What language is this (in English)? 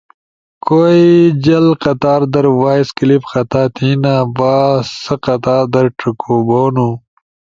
Ushojo